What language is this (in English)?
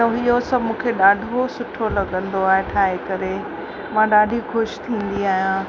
Sindhi